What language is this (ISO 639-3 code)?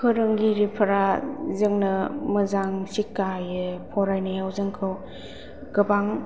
brx